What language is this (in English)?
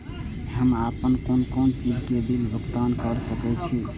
Maithili